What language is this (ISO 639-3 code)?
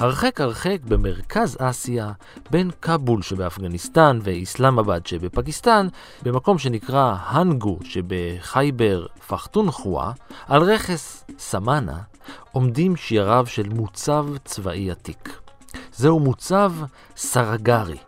heb